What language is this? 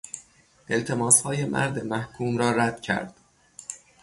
Persian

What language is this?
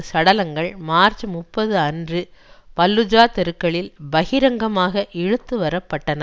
Tamil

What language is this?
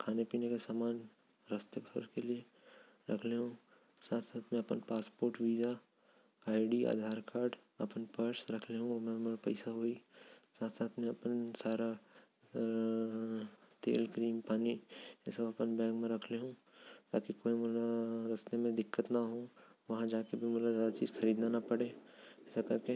Korwa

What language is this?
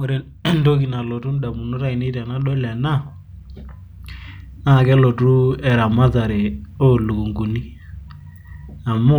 Masai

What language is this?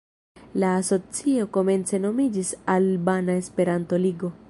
Esperanto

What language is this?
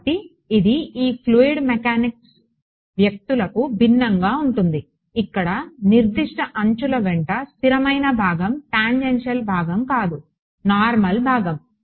Telugu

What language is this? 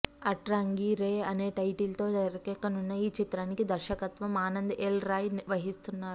Telugu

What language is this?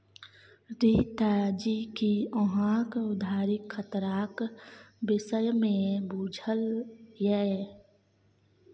Maithili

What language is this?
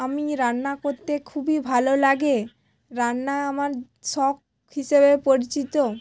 Bangla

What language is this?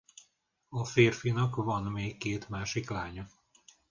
Hungarian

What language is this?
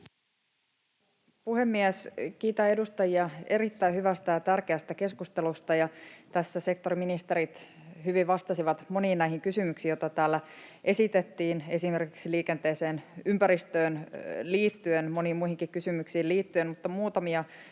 Finnish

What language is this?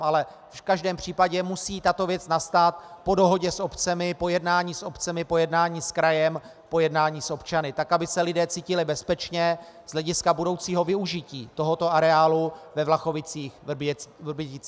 Czech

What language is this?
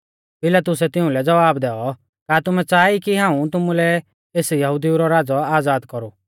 Mahasu Pahari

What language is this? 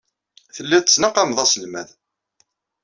Kabyle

